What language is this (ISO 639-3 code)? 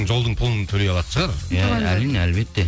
kaz